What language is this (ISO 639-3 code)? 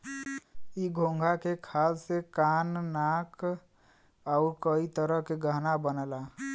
bho